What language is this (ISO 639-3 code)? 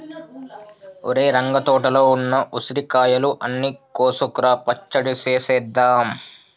tel